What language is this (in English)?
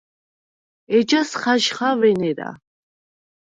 Svan